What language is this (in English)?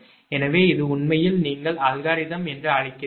Tamil